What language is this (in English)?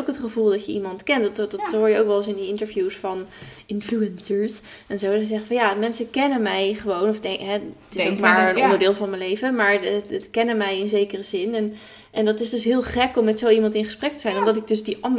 Dutch